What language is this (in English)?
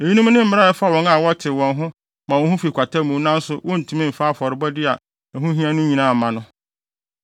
Akan